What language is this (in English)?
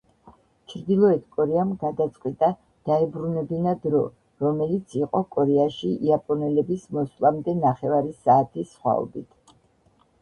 Georgian